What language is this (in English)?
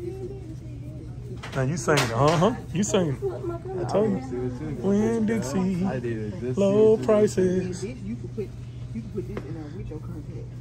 English